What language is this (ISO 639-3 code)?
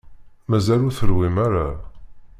kab